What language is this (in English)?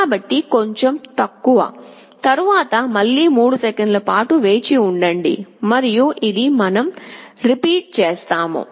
Telugu